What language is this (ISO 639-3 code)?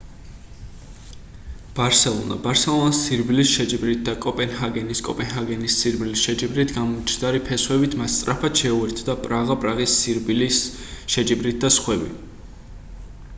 kat